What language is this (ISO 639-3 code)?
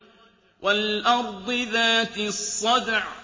ara